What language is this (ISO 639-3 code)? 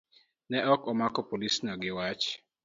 luo